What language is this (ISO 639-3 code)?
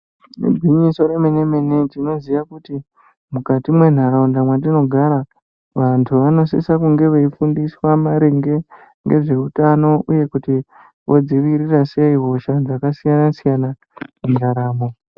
ndc